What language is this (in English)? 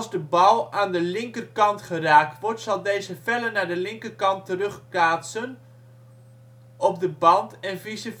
Dutch